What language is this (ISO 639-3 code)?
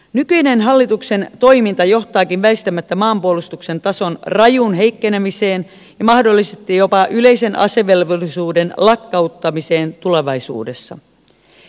fin